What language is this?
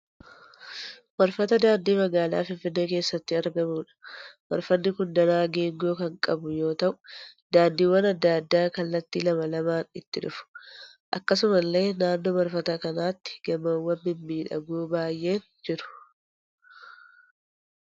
Oromo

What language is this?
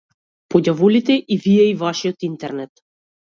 Macedonian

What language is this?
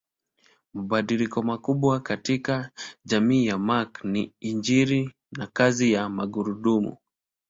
Swahili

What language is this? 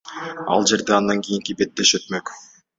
Kyrgyz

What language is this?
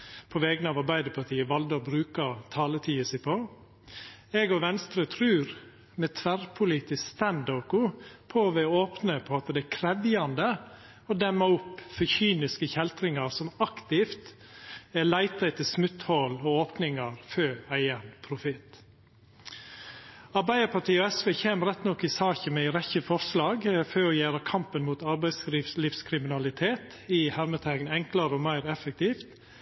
Norwegian Nynorsk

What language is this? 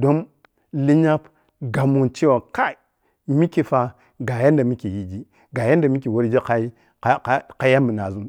Piya-Kwonci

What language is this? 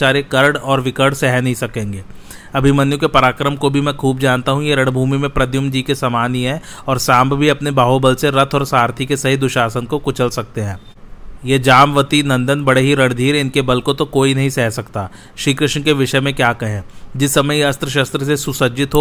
Hindi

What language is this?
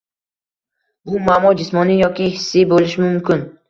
Uzbek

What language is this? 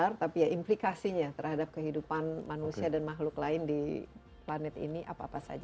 Indonesian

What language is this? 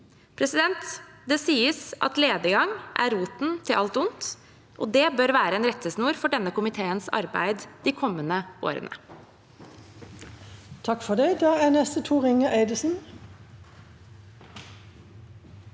Norwegian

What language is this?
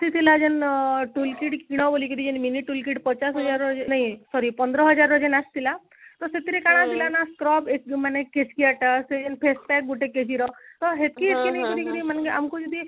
Odia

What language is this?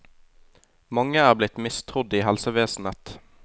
Norwegian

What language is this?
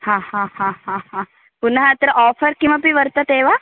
Sanskrit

